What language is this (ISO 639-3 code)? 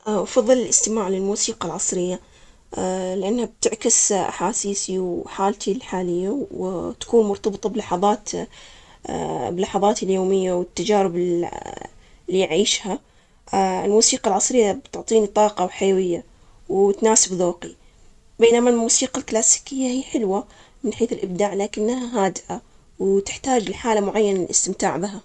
acx